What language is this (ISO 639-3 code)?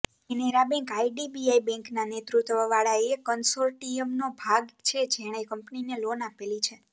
guj